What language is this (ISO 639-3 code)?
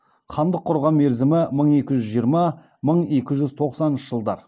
kaz